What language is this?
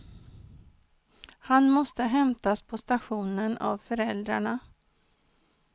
Swedish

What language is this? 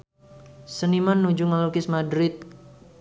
Sundanese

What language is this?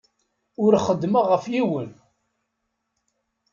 Kabyle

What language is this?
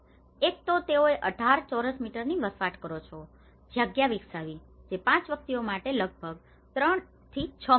Gujarati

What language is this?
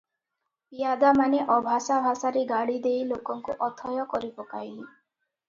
Odia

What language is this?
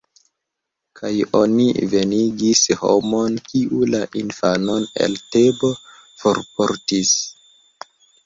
Esperanto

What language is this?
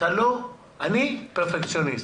Hebrew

